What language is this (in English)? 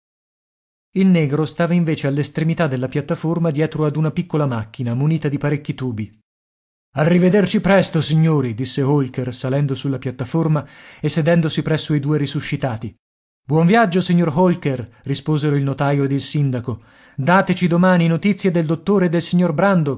Italian